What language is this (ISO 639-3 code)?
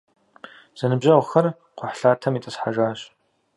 kbd